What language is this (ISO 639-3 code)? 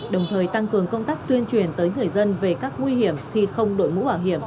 vie